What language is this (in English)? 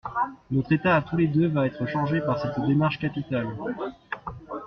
French